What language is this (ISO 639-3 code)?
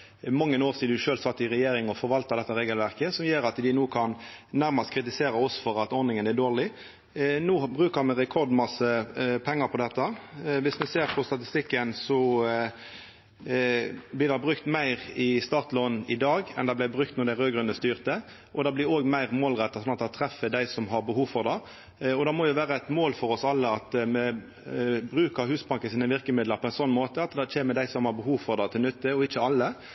nno